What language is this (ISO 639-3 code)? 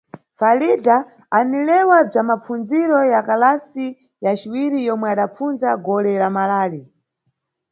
nyu